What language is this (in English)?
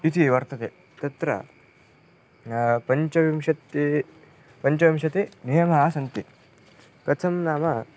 Sanskrit